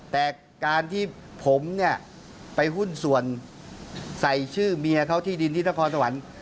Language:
Thai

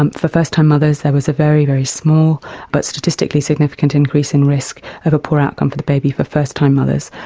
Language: English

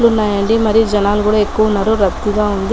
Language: Telugu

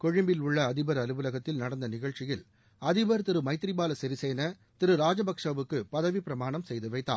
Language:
Tamil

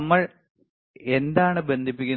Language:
Malayalam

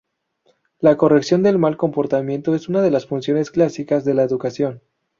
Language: Spanish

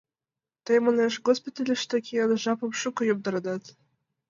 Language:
Mari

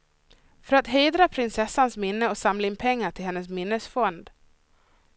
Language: Swedish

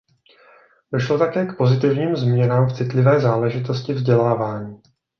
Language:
Czech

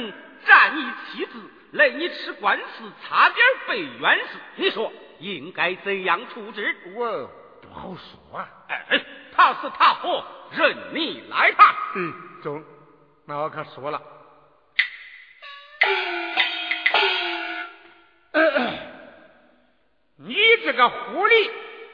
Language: Chinese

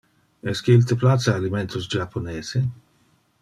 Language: Interlingua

